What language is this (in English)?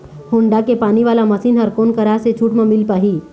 Chhattisgarhi